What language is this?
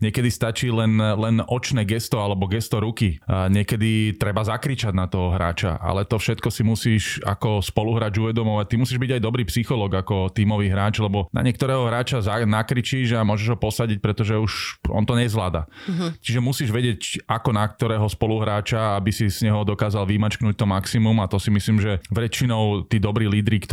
Slovak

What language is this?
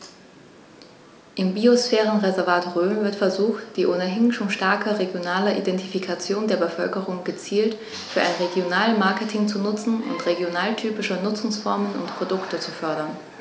German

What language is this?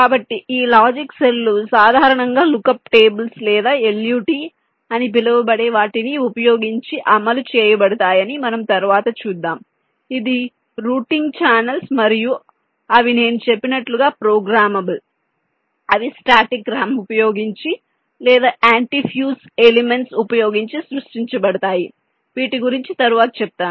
Telugu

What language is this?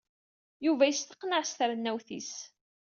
Kabyle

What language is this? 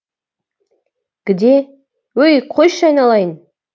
Kazakh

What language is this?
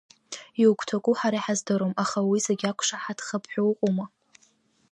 Abkhazian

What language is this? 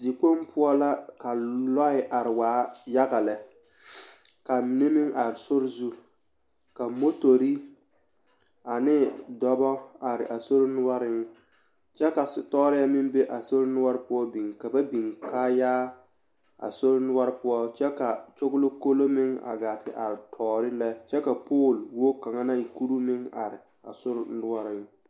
Southern Dagaare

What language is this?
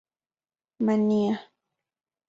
Central Puebla Nahuatl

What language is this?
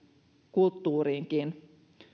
Finnish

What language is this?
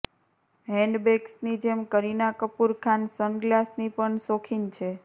Gujarati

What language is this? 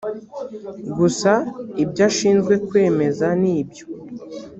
Kinyarwanda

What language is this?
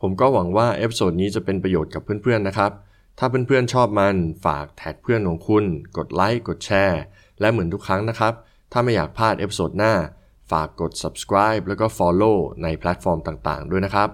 Thai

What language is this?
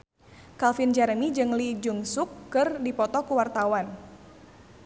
Sundanese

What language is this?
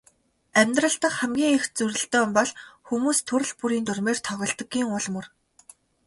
Mongolian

